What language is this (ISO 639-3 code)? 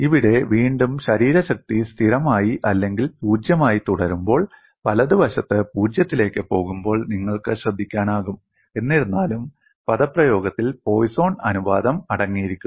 mal